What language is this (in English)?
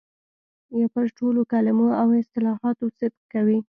Pashto